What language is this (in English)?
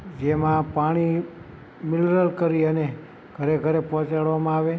Gujarati